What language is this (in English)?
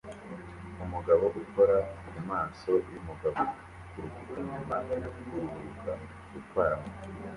Kinyarwanda